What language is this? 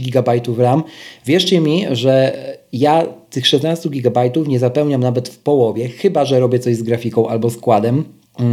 Polish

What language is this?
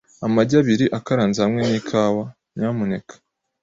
Kinyarwanda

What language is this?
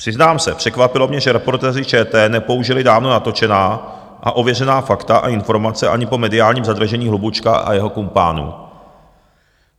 Czech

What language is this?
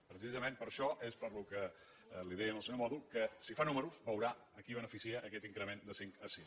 Catalan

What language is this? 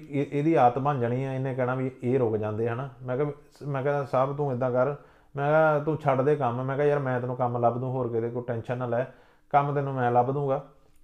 Punjabi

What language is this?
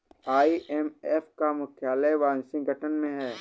Hindi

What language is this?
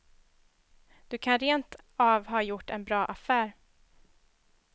Swedish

